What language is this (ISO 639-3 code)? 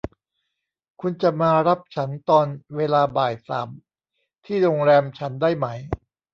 tha